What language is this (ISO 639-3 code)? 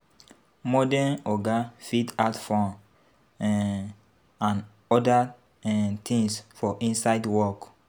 pcm